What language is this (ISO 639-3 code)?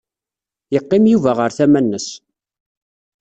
kab